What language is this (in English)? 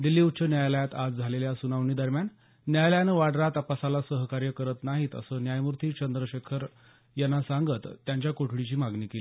Marathi